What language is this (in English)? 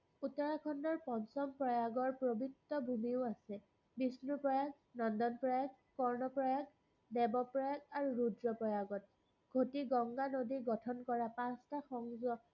Assamese